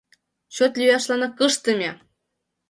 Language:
Mari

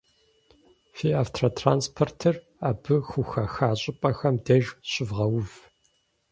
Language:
Kabardian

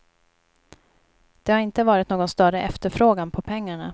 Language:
Swedish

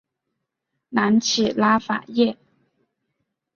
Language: Chinese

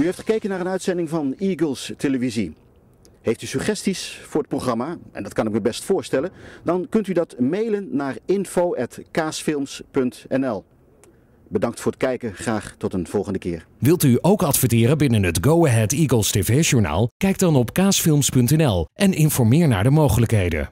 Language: Dutch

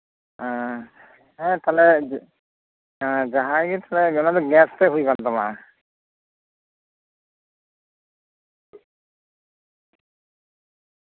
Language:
Santali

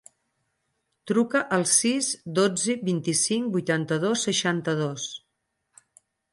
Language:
Catalan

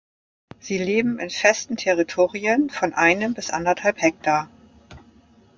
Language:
German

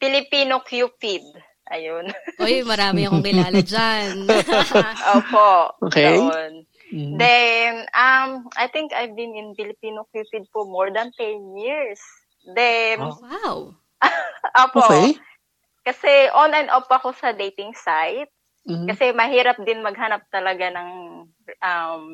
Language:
Filipino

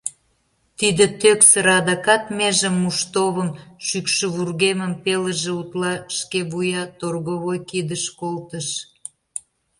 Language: Mari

